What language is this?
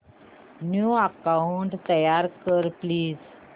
Marathi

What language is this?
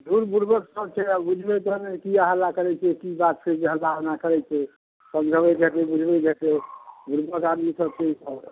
Maithili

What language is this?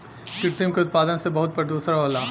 Bhojpuri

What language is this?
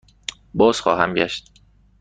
Persian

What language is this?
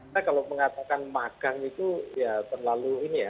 Indonesian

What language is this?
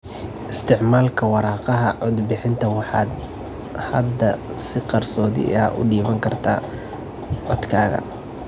Somali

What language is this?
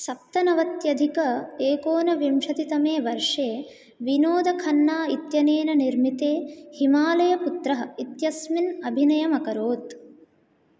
Sanskrit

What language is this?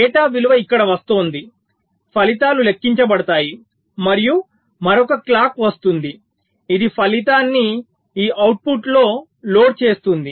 Telugu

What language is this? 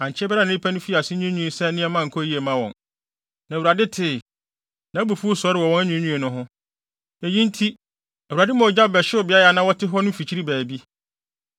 Akan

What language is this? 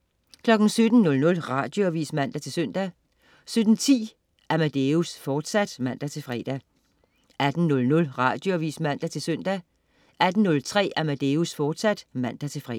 Danish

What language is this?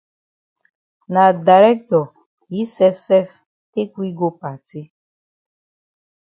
Cameroon Pidgin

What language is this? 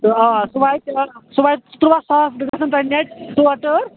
Kashmiri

